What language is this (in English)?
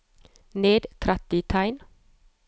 Norwegian